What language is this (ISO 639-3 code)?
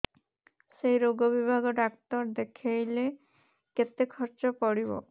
ori